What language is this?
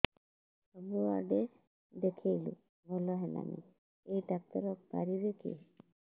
Odia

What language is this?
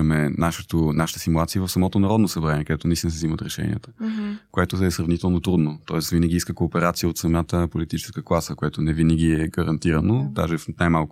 Bulgarian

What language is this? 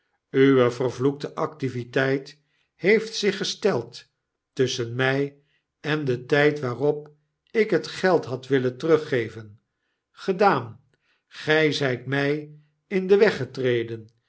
Dutch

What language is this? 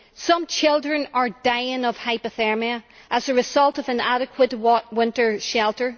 English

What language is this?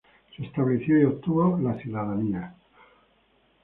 Spanish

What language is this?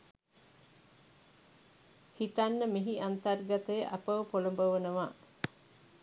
Sinhala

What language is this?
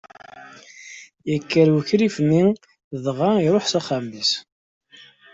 Kabyle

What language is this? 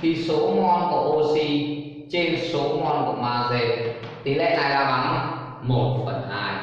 Vietnamese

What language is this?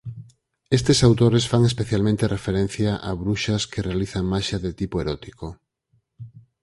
Galician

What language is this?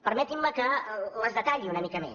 Catalan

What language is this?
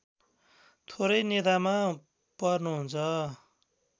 Nepali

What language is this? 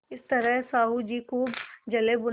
Hindi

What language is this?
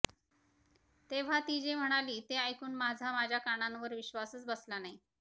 Marathi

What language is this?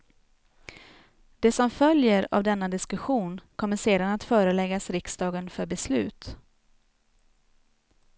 Swedish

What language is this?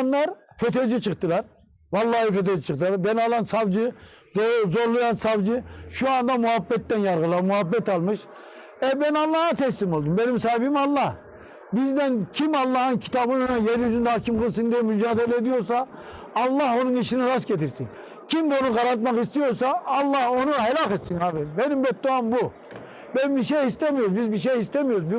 Turkish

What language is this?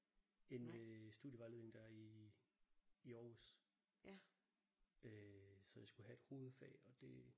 Danish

